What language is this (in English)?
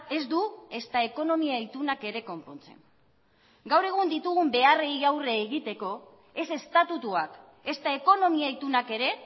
Basque